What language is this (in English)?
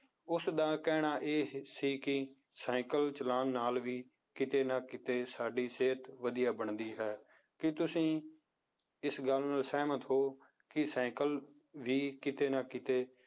Punjabi